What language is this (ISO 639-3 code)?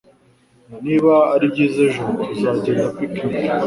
kin